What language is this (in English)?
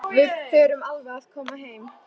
Icelandic